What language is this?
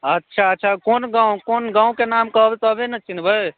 Maithili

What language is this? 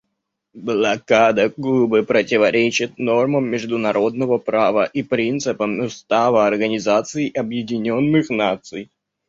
Russian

